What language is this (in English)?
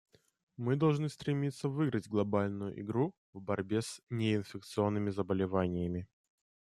Russian